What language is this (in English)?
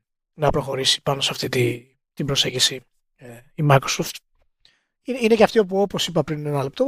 Greek